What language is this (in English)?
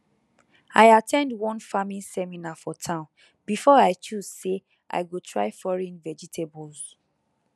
Nigerian Pidgin